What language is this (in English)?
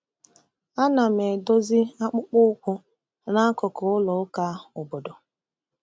Igbo